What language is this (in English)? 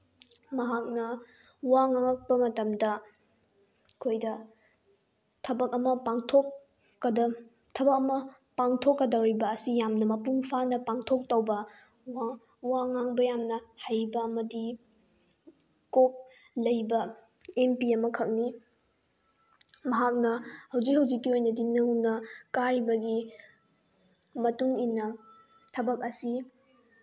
Manipuri